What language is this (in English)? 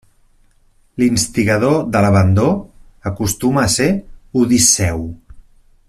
Catalan